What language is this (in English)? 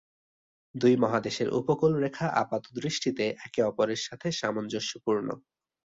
Bangla